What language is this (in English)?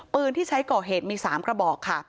Thai